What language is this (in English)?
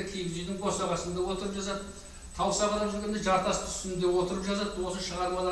Turkish